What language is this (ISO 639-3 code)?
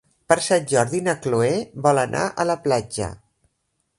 cat